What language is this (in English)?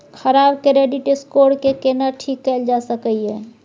Maithili